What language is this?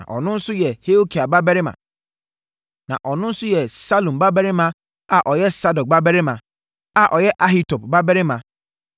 Akan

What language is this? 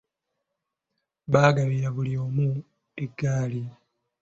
Ganda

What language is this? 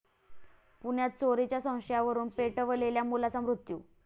Marathi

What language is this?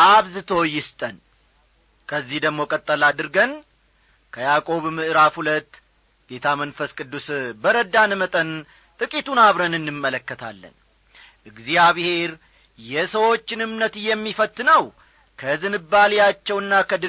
Amharic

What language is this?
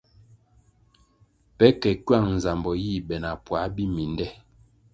Kwasio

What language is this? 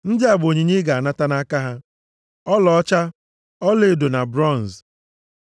Igbo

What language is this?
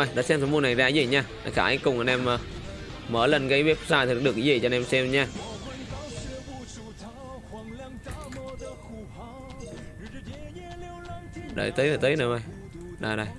Vietnamese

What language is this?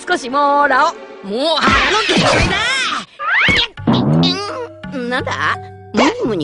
Japanese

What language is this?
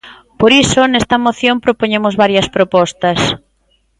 Galician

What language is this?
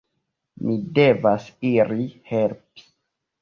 Esperanto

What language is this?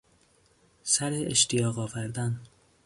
Persian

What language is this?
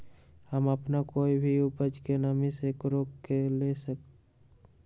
Magahi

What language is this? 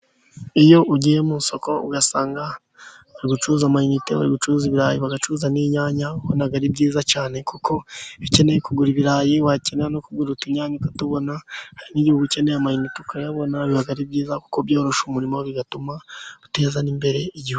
Kinyarwanda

